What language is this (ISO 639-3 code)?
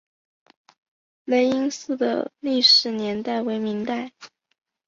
zho